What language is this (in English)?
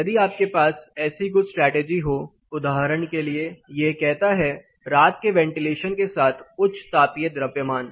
Hindi